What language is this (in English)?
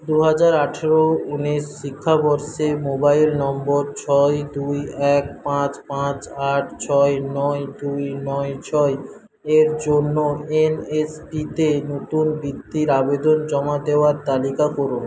Bangla